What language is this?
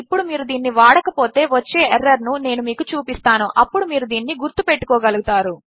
Telugu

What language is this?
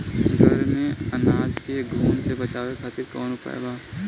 Bhojpuri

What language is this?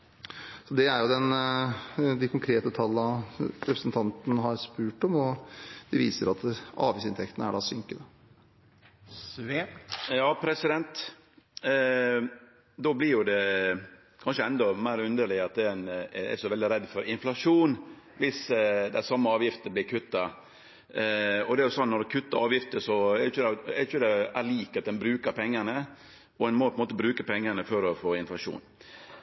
Norwegian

